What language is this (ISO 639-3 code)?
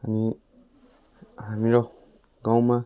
nep